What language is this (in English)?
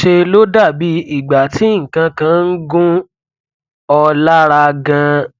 Yoruba